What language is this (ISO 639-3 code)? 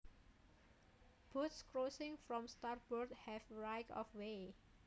jav